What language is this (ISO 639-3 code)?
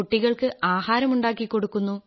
mal